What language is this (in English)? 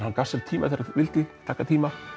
Icelandic